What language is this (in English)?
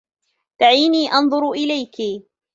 Arabic